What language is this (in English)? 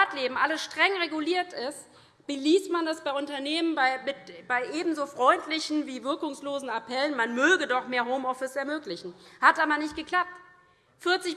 German